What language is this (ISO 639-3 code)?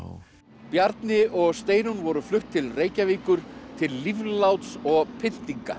isl